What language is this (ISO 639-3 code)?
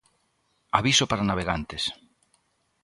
glg